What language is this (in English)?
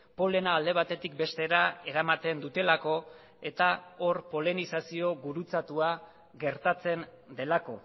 Basque